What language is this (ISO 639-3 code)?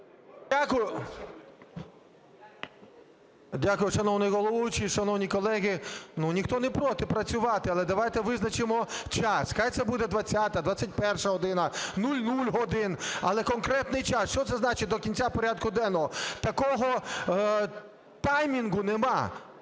ukr